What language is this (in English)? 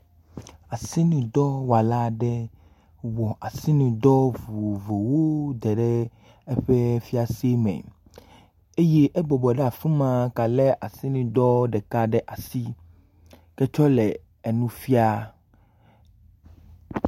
Ewe